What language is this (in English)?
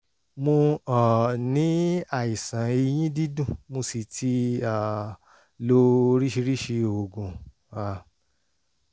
Yoruba